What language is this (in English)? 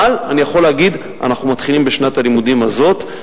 Hebrew